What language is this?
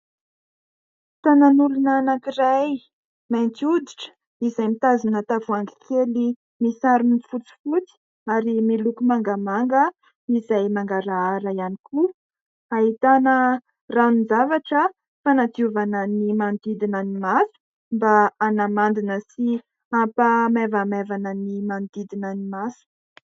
Malagasy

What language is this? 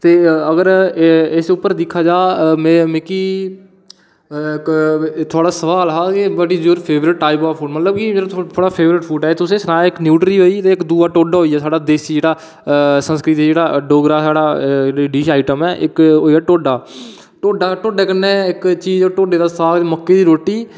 Dogri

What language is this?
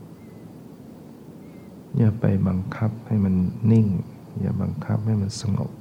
Thai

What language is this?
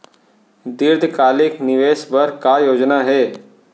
Chhattisgarhi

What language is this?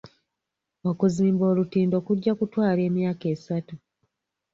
Ganda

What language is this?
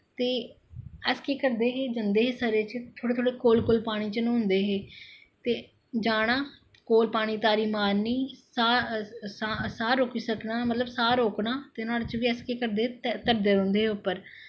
Dogri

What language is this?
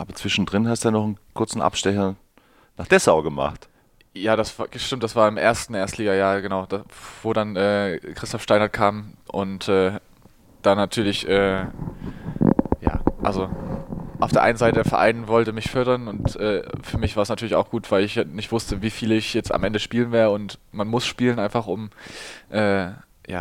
German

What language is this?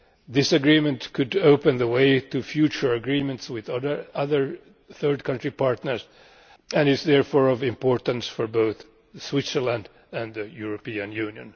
English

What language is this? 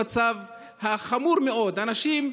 Hebrew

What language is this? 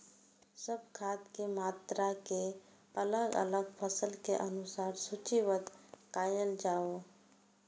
Maithili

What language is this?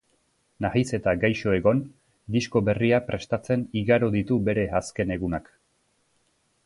Basque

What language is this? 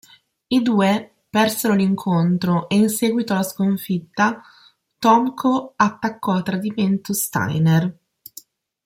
Italian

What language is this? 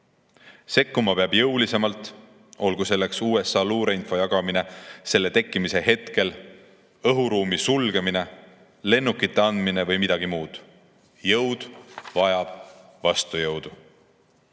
Estonian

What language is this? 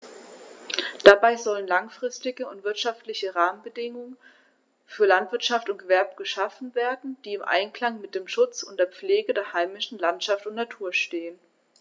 German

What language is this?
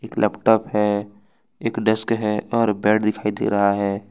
Hindi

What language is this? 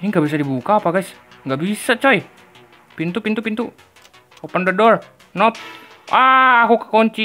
Indonesian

